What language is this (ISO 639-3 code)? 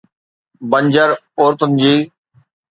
snd